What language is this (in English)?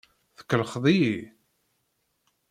Kabyle